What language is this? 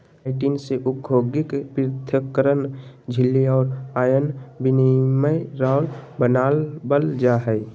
Magahi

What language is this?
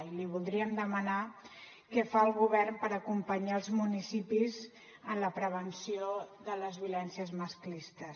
Catalan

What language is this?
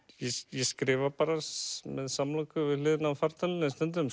Icelandic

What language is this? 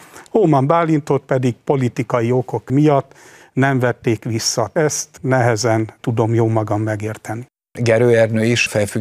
Hungarian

